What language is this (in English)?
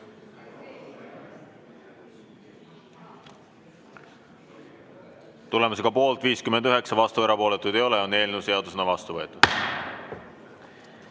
Estonian